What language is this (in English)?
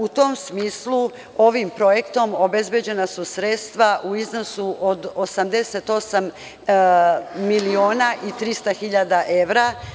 Serbian